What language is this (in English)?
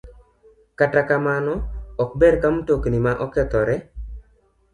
Luo (Kenya and Tanzania)